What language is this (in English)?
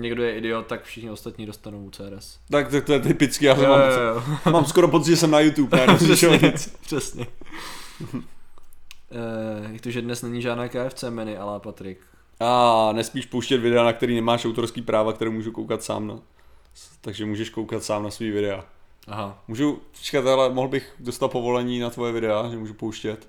Czech